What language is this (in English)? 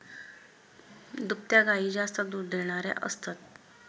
Marathi